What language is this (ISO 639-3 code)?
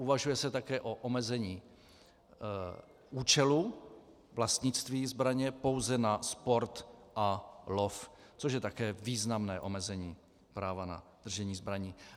ces